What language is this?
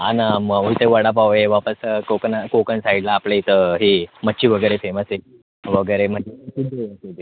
Marathi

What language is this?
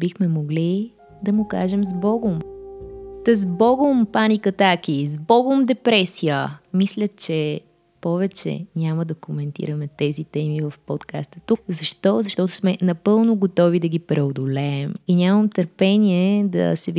Bulgarian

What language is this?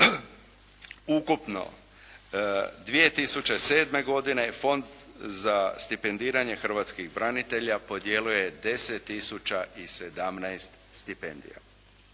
Croatian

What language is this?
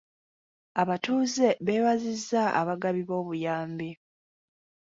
Ganda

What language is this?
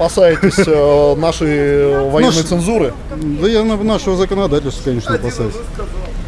Russian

